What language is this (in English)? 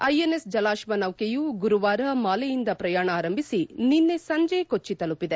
Kannada